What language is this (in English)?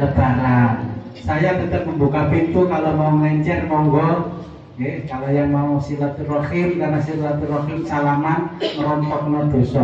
Indonesian